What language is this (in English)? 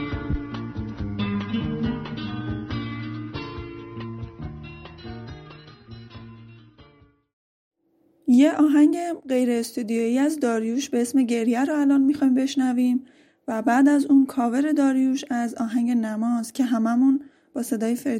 Persian